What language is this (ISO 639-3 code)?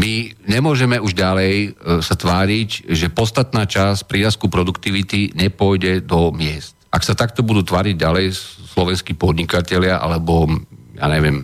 slk